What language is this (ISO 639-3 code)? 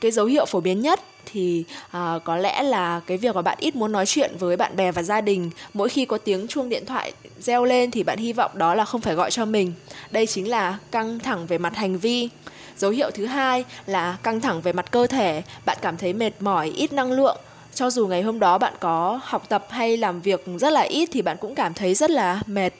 vie